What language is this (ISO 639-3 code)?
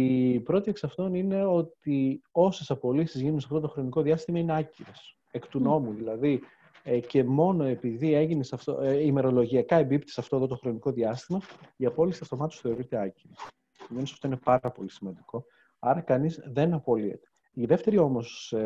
ell